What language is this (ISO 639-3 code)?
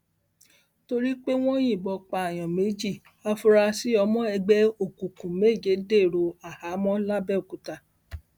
yor